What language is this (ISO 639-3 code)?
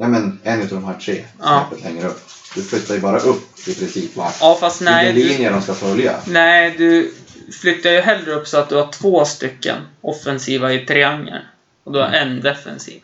swe